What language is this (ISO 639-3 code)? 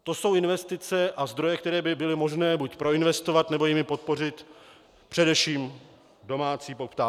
ces